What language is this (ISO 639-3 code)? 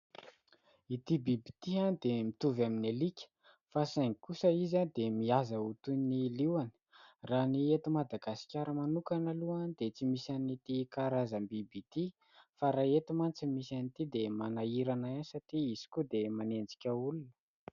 mlg